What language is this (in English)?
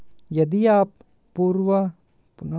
Hindi